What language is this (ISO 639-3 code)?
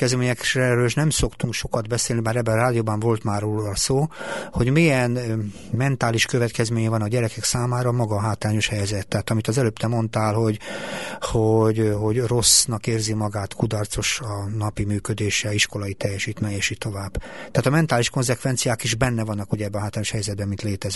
hun